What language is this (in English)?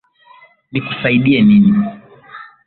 Swahili